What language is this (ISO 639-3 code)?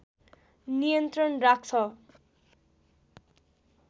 nep